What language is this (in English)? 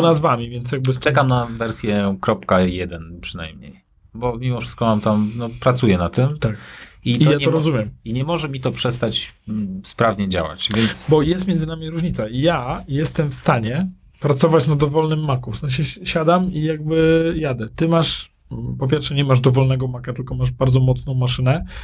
Polish